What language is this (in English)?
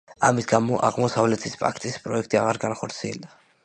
Georgian